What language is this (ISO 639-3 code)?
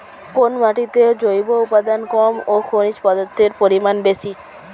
ben